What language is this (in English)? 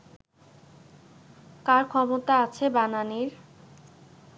Bangla